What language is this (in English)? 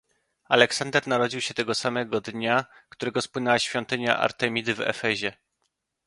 Polish